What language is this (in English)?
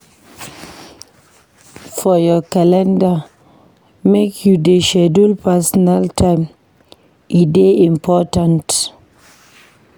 Nigerian Pidgin